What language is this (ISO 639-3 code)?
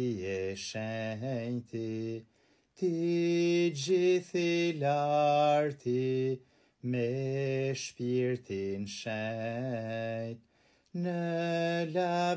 tur